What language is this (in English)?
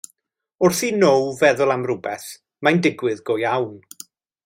Welsh